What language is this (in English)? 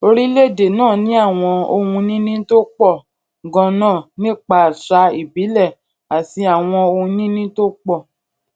Yoruba